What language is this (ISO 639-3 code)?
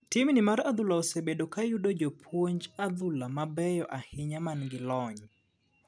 luo